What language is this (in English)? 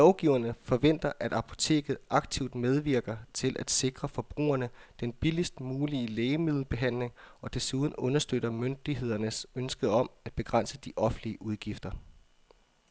Danish